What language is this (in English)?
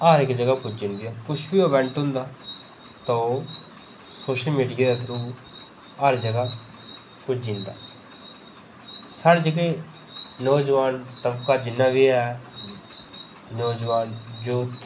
Dogri